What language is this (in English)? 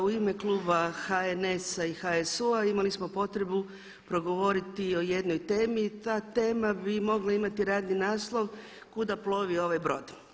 Croatian